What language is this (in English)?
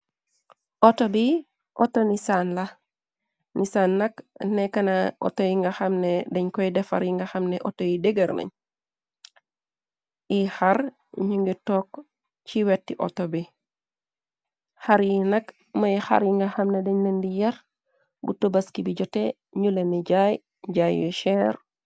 Wolof